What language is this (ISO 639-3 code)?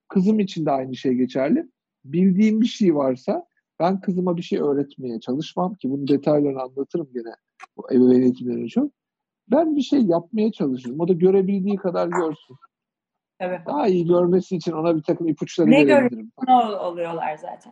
tur